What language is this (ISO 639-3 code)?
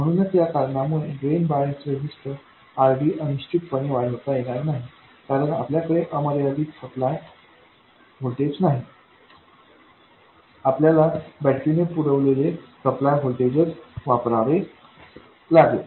mar